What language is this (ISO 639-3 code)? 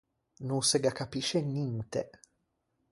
lij